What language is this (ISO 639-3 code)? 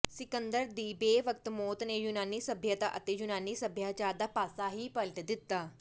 pan